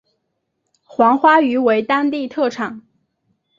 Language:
Chinese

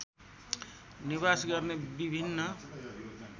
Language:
Nepali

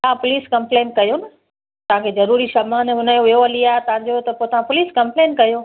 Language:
Sindhi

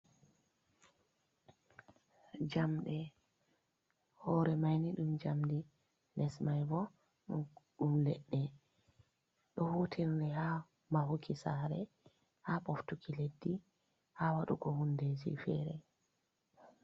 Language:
Fula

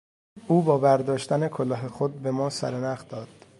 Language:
Persian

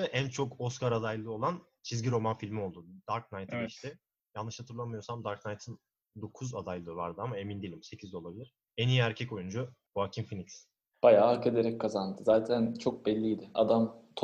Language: Turkish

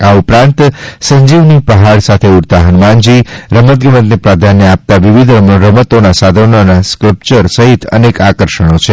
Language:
Gujarati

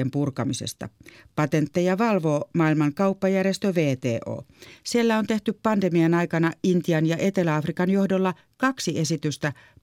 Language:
Finnish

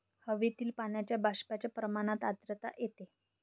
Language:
Marathi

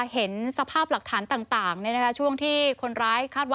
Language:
Thai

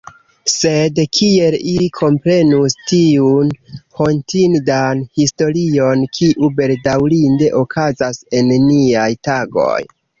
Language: Esperanto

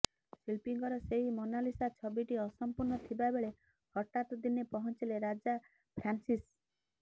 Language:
Odia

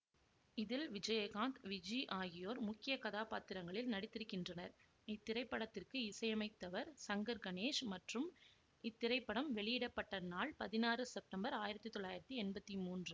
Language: Tamil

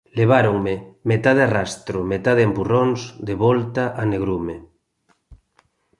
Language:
Galician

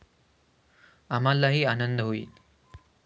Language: Marathi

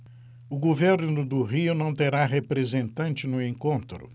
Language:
Portuguese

